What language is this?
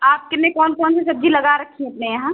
Hindi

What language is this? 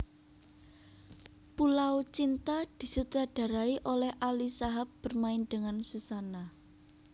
Javanese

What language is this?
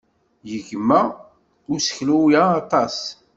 Kabyle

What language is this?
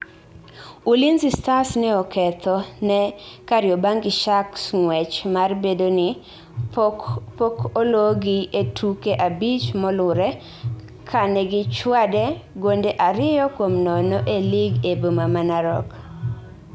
Luo (Kenya and Tanzania)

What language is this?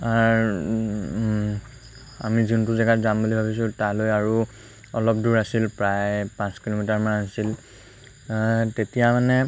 Assamese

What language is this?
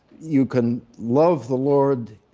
English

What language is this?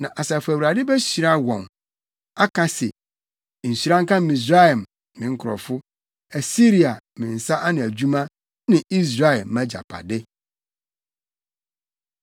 Akan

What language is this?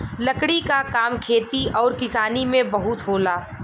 Bhojpuri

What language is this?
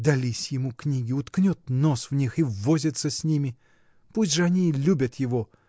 Russian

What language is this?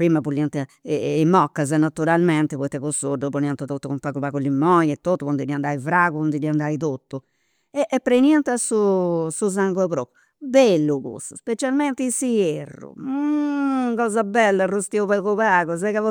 Campidanese Sardinian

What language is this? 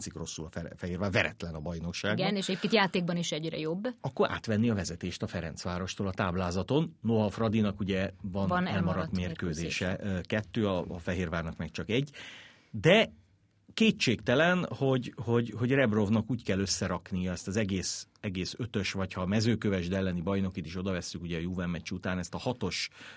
Hungarian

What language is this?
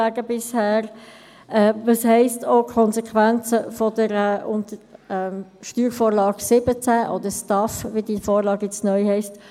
Swiss German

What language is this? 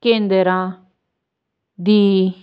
Punjabi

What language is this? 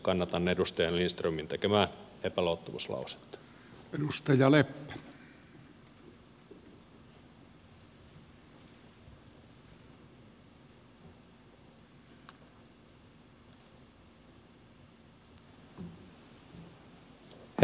Finnish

